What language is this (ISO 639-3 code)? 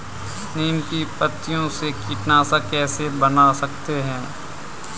hin